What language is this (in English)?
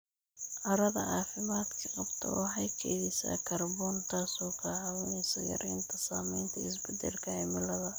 Somali